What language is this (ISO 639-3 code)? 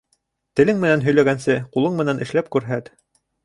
bak